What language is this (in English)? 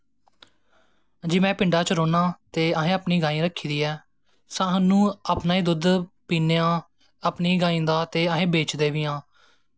Dogri